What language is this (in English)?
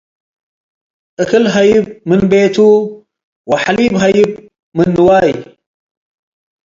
Tigre